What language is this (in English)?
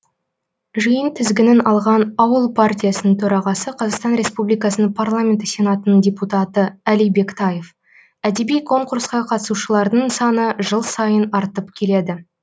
Kazakh